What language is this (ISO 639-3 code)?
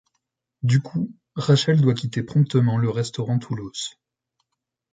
fra